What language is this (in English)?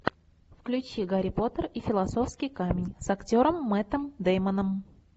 Russian